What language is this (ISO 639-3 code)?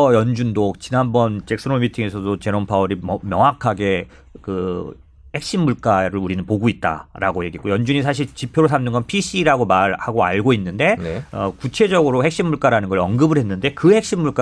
kor